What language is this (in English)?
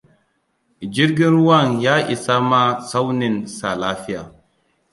Hausa